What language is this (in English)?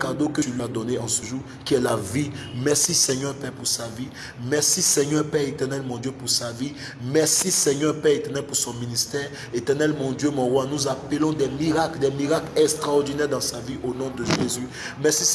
French